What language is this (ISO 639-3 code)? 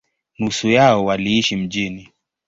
swa